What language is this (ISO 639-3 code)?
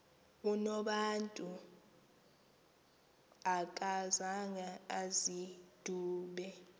xho